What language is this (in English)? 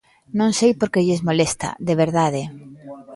Galician